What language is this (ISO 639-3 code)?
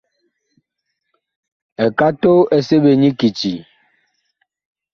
bkh